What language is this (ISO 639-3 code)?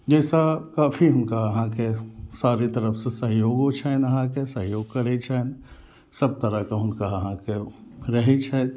mai